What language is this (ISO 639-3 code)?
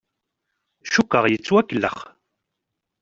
kab